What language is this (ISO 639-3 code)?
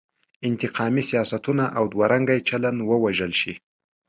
pus